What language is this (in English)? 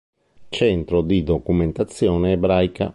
Italian